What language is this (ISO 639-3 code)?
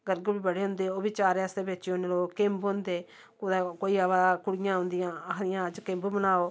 doi